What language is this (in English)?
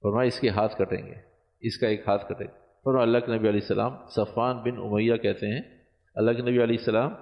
Urdu